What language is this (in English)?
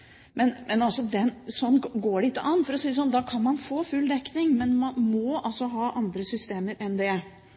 Norwegian Bokmål